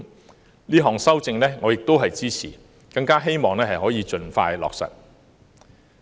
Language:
Cantonese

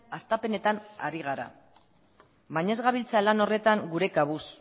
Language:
Basque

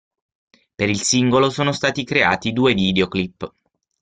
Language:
Italian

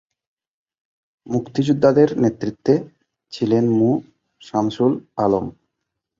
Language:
Bangla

